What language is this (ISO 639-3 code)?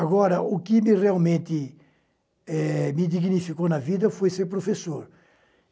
por